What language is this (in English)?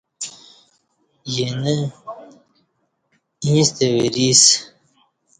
Kati